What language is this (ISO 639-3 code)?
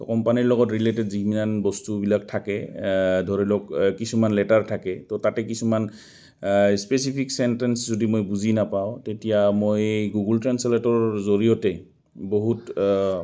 asm